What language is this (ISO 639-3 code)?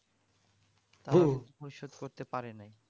ben